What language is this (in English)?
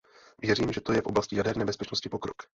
Czech